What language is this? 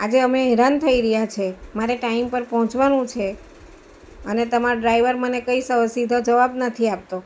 Gujarati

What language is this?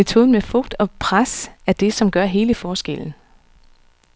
Danish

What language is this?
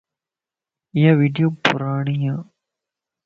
Lasi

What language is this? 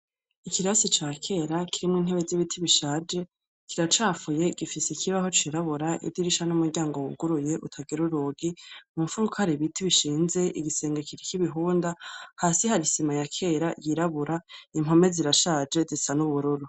Rundi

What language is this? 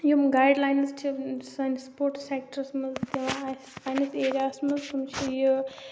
Kashmiri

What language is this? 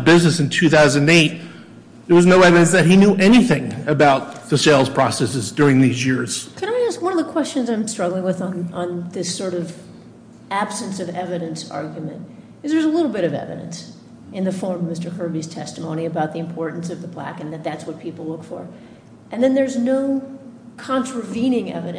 English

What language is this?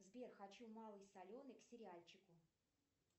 Russian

